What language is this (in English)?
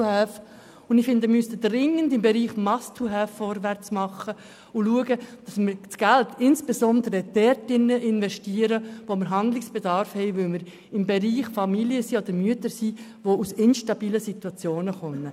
Swiss German